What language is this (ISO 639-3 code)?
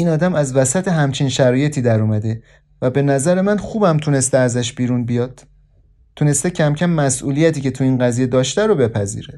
fas